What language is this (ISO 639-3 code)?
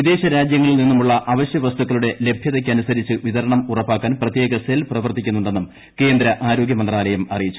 mal